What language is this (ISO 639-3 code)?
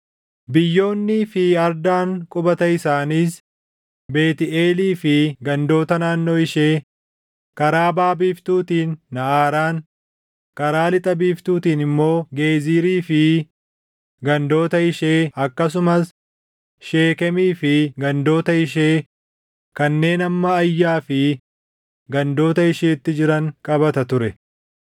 orm